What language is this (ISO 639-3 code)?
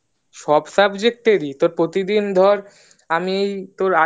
ben